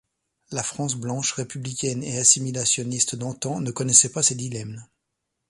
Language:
French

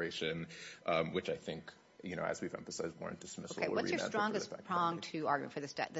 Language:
English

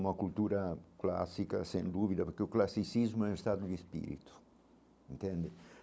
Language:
Portuguese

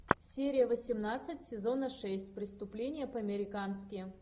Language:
Russian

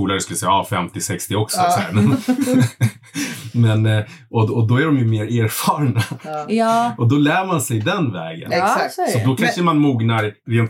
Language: Swedish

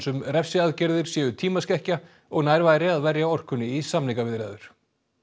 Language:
Icelandic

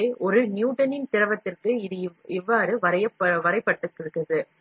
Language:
Tamil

